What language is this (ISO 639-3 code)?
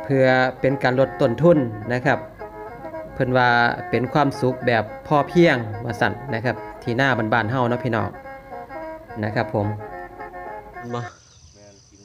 tha